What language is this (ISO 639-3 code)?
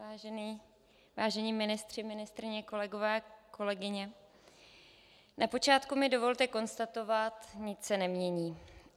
ces